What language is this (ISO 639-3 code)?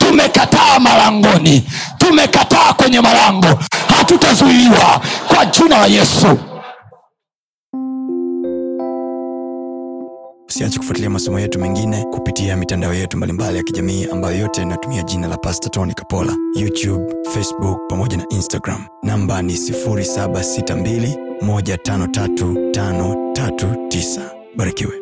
swa